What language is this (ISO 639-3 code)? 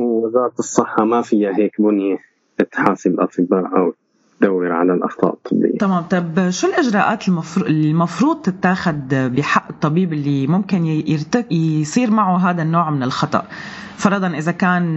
ara